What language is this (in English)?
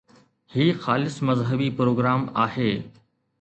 Sindhi